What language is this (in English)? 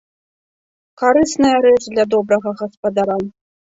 Belarusian